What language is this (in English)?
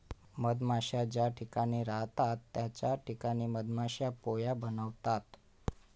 Marathi